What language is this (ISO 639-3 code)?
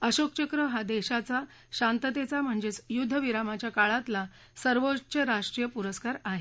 mar